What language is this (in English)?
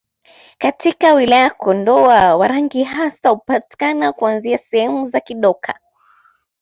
Swahili